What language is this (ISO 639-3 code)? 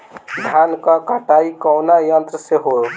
bho